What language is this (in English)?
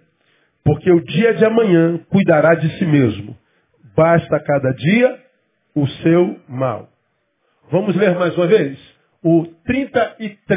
Portuguese